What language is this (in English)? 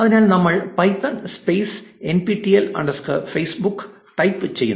Malayalam